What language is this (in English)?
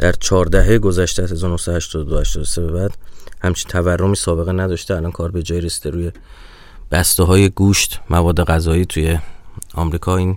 Persian